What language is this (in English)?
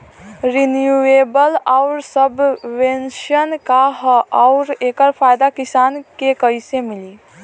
Bhojpuri